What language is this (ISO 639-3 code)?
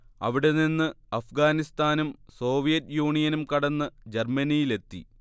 mal